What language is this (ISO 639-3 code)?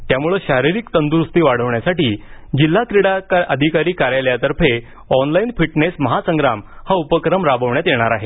mar